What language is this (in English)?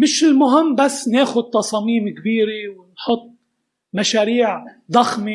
Arabic